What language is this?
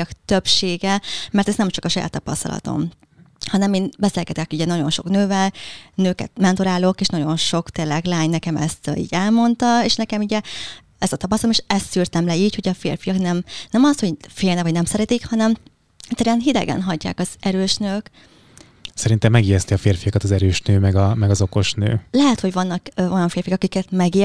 Hungarian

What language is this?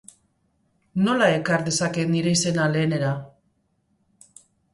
Basque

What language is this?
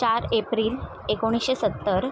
Marathi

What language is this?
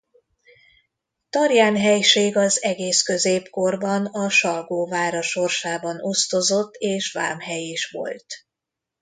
Hungarian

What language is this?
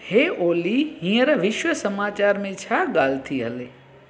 Sindhi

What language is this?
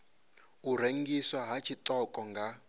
Venda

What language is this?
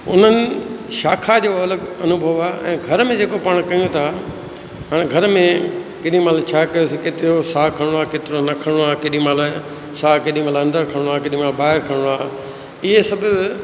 Sindhi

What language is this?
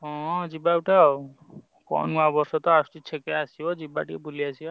Odia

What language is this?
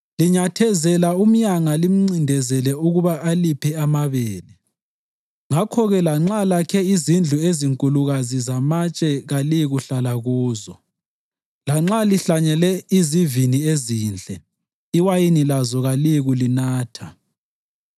North Ndebele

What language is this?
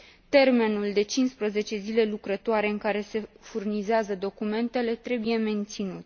Romanian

